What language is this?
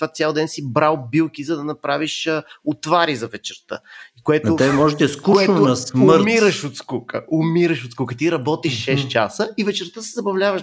Bulgarian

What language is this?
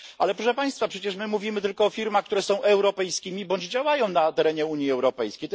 Polish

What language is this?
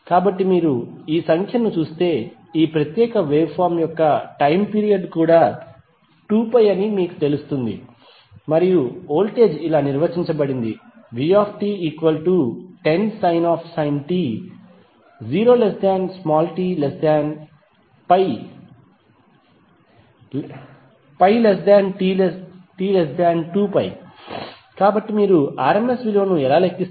Telugu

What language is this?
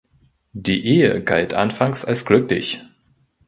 German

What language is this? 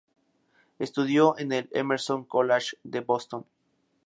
Spanish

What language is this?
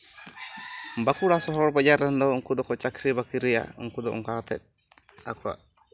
Santali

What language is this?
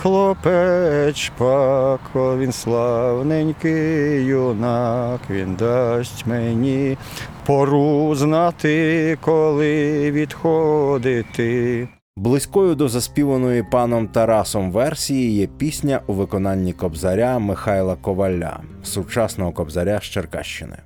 Ukrainian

